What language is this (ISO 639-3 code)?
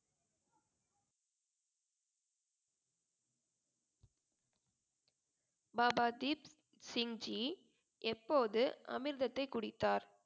tam